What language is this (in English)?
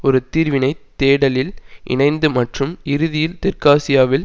Tamil